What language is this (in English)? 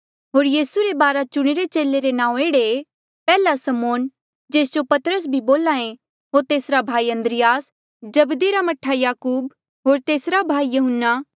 Mandeali